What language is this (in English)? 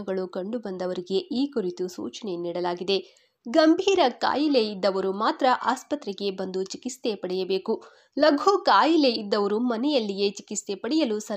Kannada